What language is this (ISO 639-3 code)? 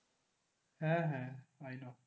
ben